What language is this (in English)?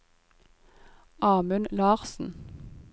Norwegian